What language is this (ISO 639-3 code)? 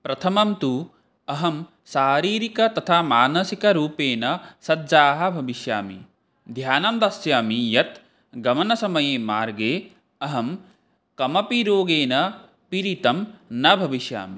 san